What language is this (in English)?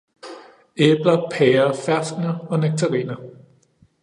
Danish